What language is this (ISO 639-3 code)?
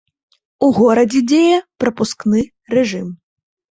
bel